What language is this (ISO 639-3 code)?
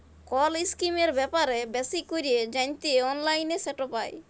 ben